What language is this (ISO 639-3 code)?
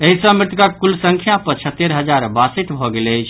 mai